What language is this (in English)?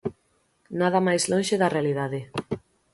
Galician